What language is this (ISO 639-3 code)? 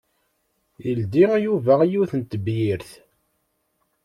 kab